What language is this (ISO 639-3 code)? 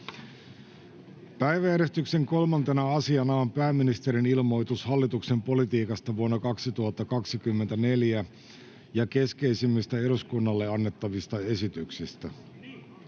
fin